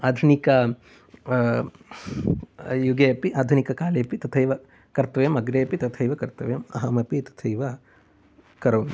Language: Sanskrit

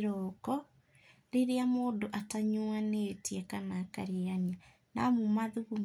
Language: Kikuyu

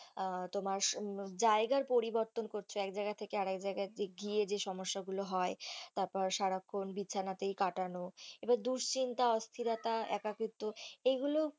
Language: Bangla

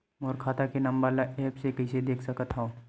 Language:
Chhattisgarhi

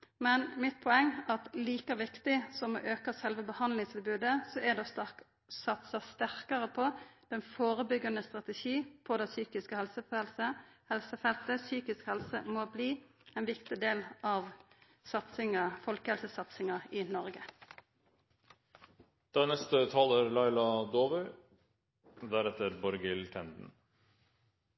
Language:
Norwegian Nynorsk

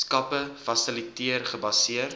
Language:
Afrikaans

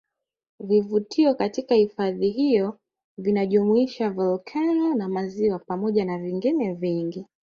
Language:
Swahili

